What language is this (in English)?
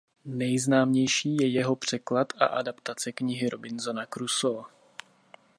Czech